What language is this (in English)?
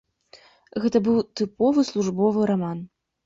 Belarusian